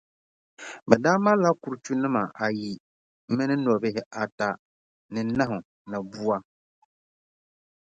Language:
Dagbani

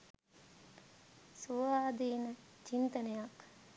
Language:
Sinhala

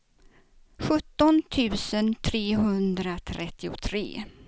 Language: Swedish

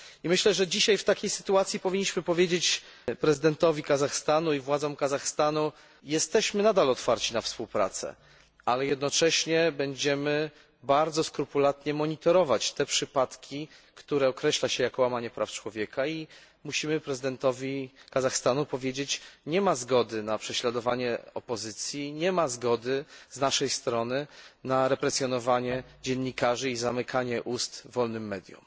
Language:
Polish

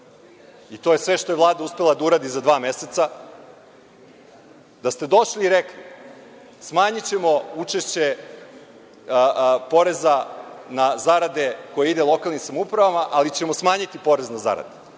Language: Serbian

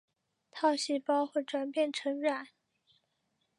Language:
Chinese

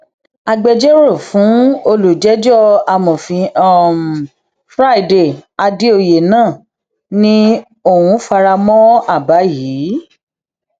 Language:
Yoruba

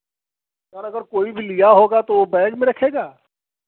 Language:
Hindi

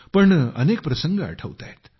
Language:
Marathi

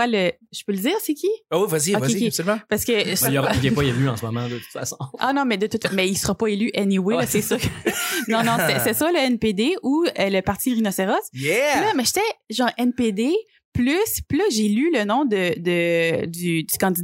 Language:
French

